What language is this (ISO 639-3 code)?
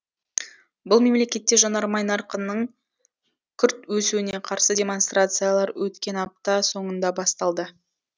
kaz